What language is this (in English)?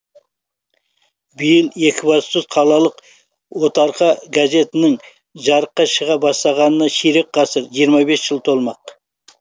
Kazakh